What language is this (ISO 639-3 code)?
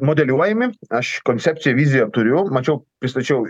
lit